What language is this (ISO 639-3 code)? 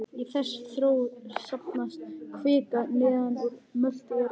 isl